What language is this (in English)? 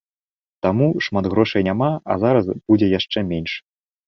Belarusian